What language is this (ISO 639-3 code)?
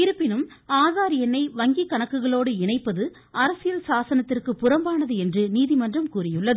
tam